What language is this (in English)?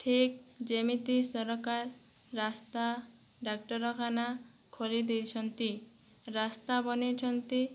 Odia